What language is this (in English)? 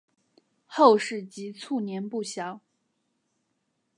Chinese